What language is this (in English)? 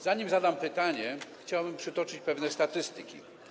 Polish